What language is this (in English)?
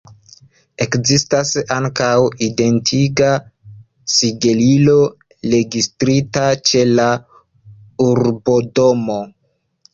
Esperanto